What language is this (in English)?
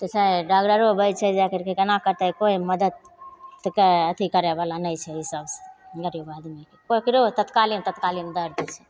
Maithili